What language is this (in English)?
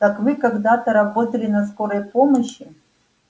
Russian